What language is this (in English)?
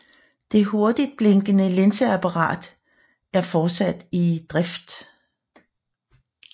Danish